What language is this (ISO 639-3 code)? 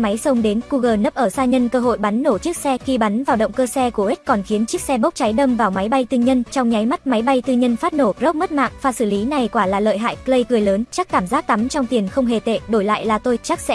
vie